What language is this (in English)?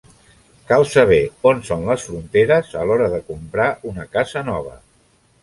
Catalan